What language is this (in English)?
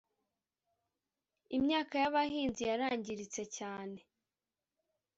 Kinyarwanda